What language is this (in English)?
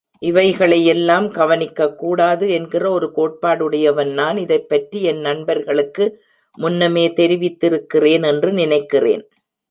Tamil